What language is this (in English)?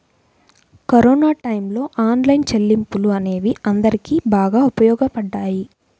Telugu